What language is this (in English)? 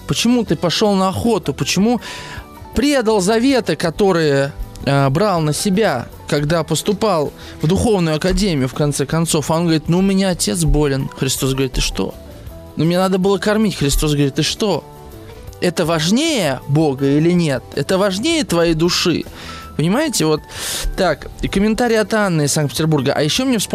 Russian